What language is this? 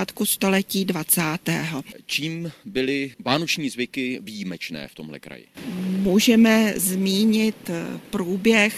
Czech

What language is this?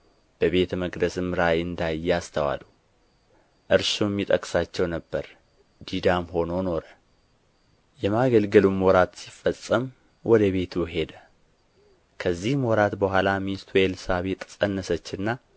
Amharic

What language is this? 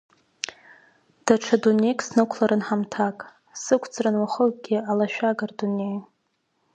Abkhazian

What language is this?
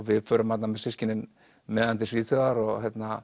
Icelandic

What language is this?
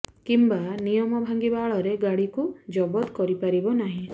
Odia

